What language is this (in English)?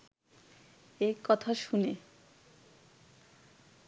Bangla